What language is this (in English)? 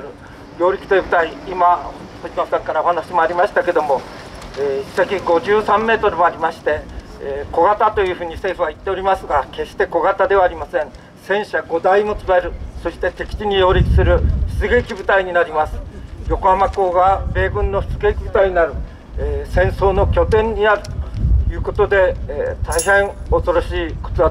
Japanese